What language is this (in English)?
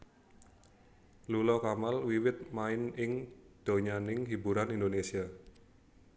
Javanese